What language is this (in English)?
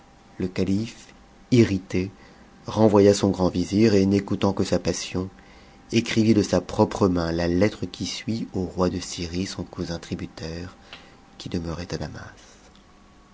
French